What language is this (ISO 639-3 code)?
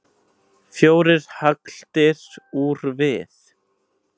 isl